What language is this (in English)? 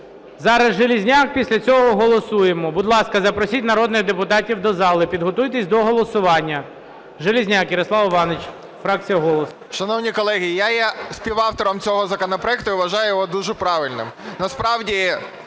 Ukrainian